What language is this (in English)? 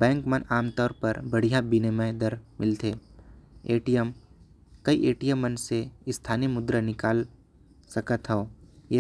Korwa